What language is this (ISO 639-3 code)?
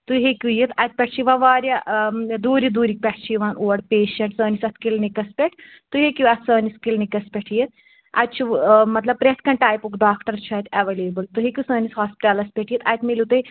kas